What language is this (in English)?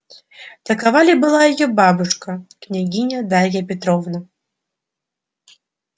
Russian